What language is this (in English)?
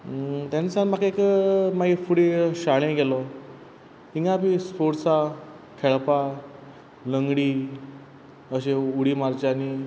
Konkani